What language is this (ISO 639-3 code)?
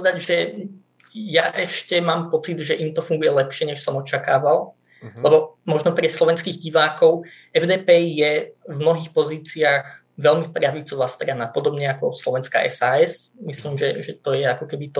slk